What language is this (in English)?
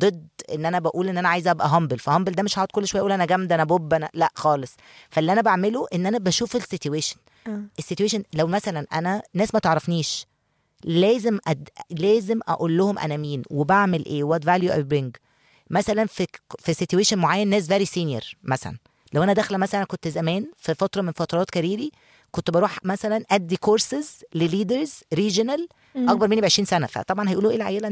Arabic